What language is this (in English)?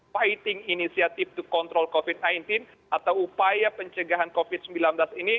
Indonesian